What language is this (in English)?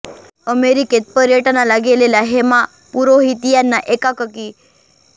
Marathi